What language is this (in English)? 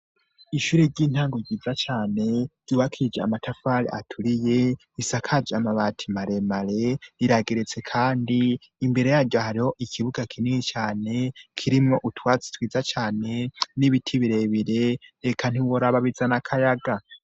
Rundi